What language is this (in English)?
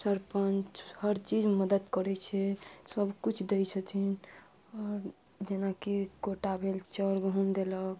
Maithili